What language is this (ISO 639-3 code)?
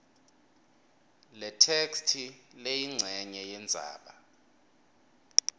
ssw